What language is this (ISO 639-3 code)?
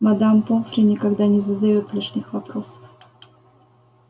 rus